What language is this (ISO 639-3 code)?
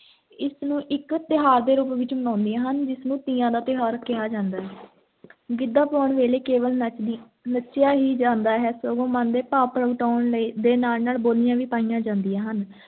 pan